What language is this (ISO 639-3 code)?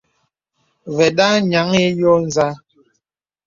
beb